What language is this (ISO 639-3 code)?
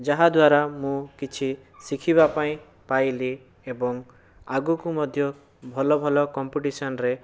ori